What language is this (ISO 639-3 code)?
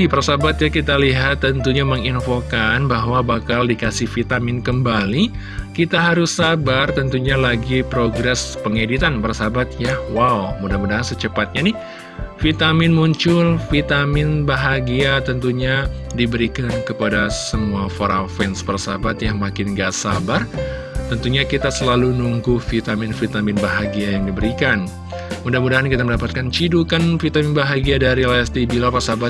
ind